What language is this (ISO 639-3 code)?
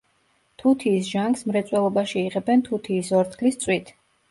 kat